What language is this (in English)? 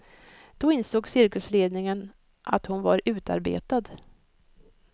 Swedish